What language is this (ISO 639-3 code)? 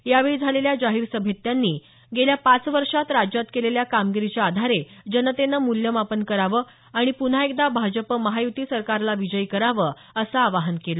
mar